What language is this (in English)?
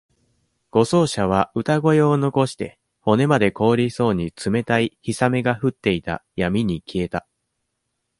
Japanese